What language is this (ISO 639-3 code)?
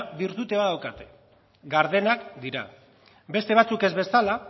eus